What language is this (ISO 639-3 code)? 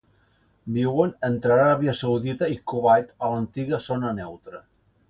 cat